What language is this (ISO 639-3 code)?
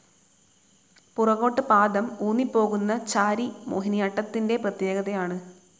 mal